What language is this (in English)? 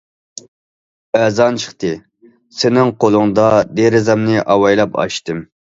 Uyghur